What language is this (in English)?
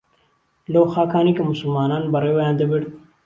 Central Kurdish